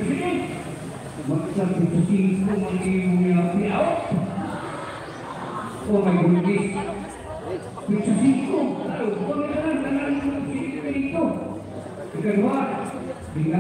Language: Indonesian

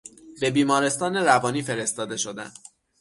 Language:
Persian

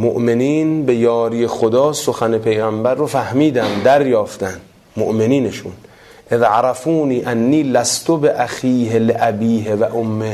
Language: Persian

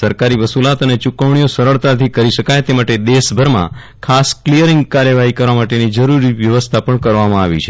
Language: Gujarati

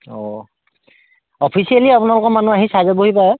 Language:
Assamese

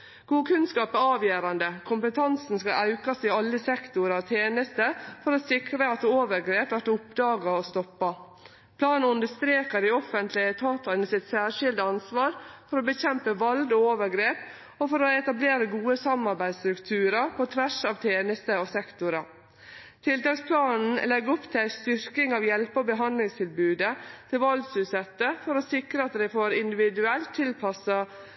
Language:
Norwegian Nynorsk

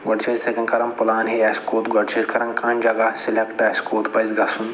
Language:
Kashmiri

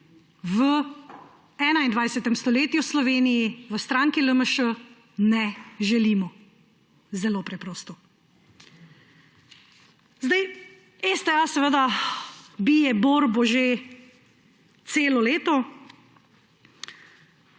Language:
Slovenian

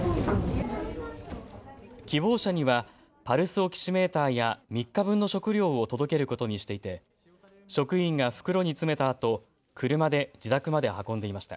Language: Japanese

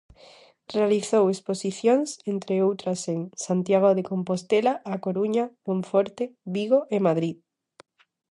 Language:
Galician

